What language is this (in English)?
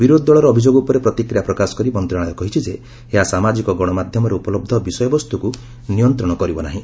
Odia